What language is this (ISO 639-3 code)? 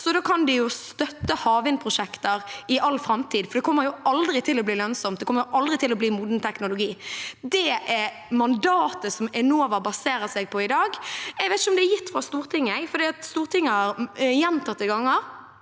nor